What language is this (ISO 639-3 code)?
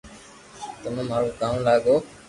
lrk